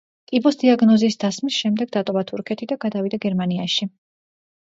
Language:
Georgian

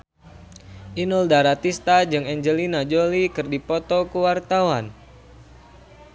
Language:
Sundanese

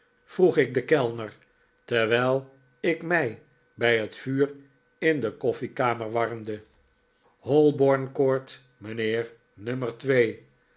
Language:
Dutch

